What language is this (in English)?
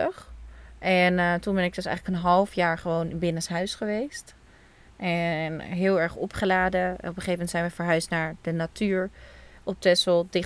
Dutch